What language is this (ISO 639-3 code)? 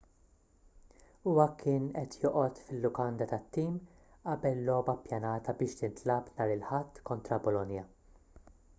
mlt